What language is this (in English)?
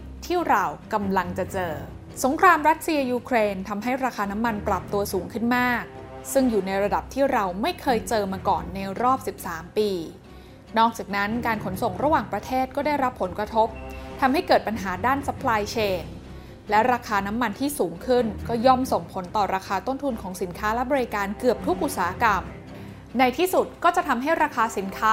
Thai